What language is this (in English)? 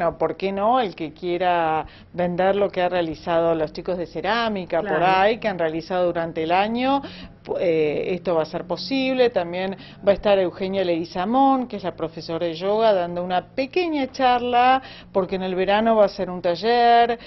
Spanish